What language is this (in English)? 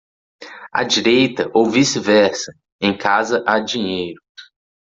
Portuguese